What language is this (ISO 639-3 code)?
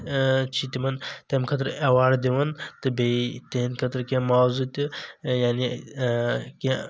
kas